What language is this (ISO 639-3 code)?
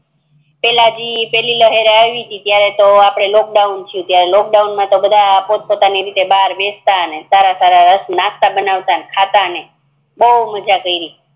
guj